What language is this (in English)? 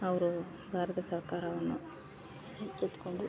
Kannada